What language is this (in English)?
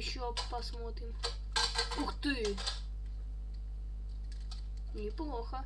Russian